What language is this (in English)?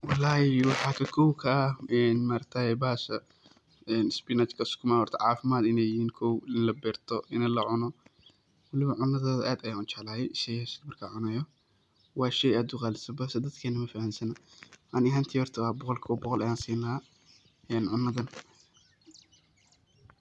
Somali